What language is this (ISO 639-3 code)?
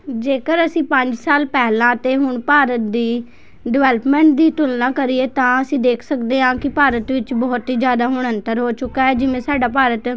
pan